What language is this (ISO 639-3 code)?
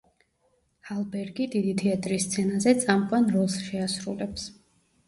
kat